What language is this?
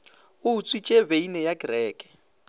Northern Sotho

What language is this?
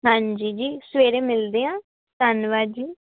Punjabi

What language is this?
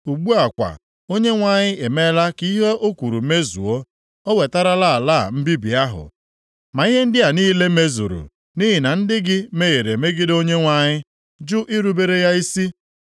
Igbo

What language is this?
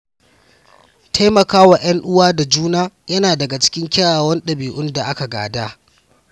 Hausa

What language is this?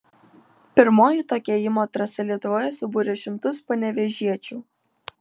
Lithuanian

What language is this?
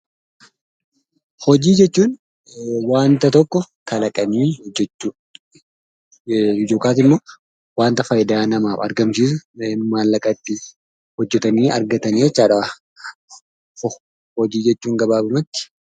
Oromo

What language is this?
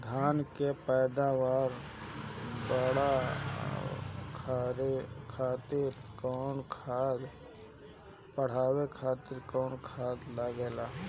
Bhojpuri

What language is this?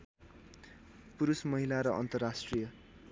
Nepali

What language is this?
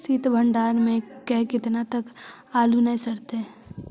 Magahi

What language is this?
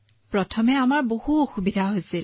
Assamese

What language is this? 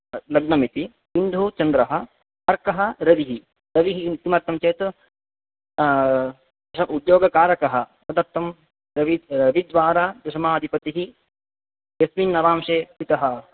Sanskrit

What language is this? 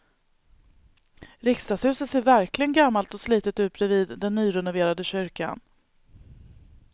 Swedish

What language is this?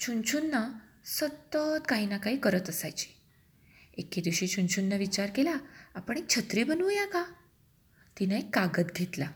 Marathi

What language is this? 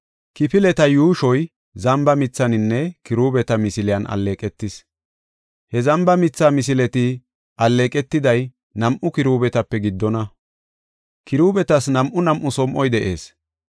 Gofa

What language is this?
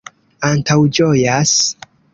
Esperanto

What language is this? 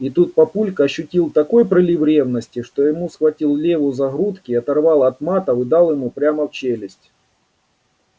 Russian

